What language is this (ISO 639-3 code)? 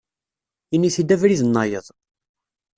kab